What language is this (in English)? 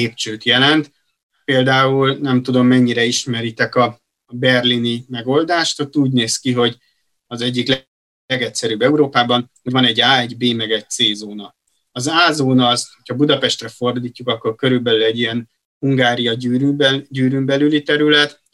Hungarian